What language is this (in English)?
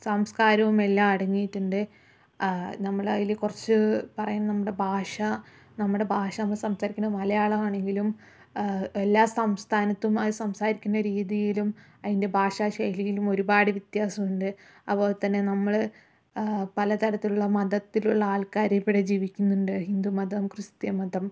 Malayalam